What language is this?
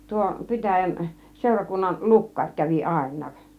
Finnish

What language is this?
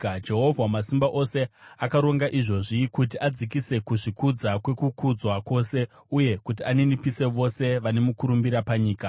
Shona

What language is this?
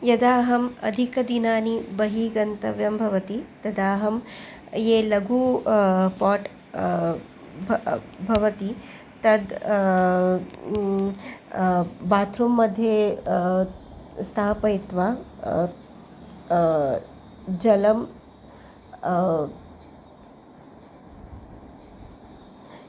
Sanskrit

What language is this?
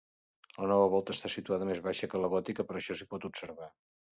Catalan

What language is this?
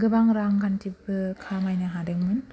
Bodo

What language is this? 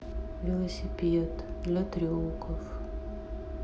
Russian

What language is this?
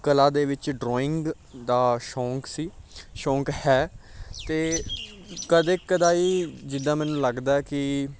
Punjabi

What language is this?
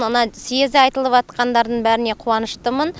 Kazakh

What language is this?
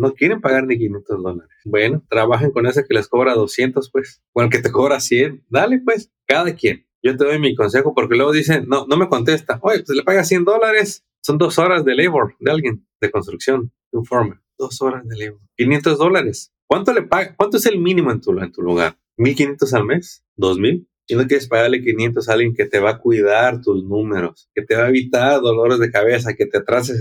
Spanish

